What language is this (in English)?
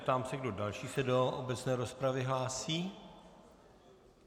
Czech